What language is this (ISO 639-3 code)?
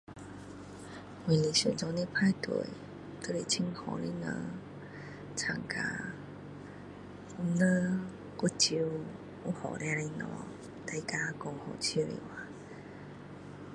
cdo